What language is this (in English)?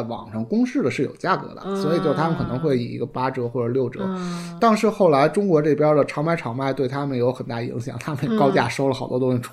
Chinese